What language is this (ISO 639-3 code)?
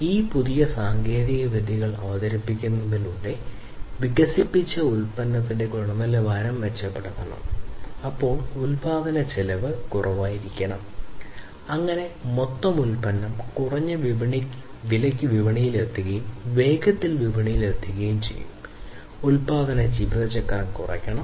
mal